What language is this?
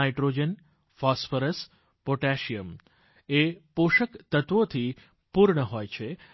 Gujarati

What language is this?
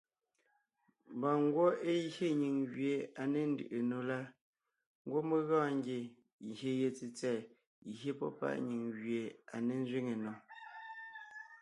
Ngiemboon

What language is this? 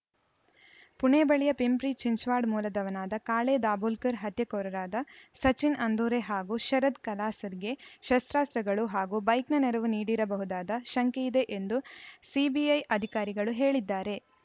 Kannada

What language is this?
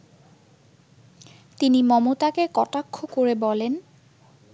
Bangla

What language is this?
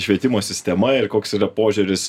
Lithuanian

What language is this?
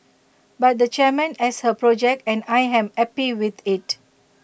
English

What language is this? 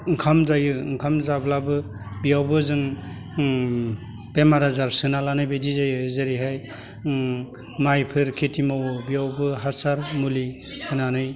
Bodo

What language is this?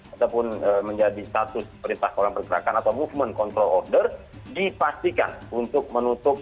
Indonesian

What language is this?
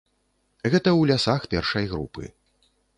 Belarusian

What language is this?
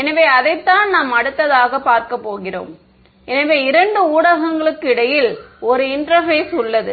Tamil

